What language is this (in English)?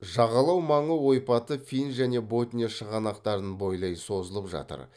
Kazakh